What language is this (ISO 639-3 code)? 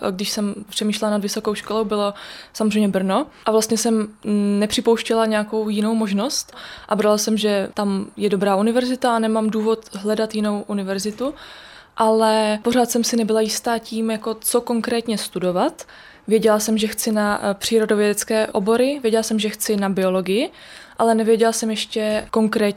ces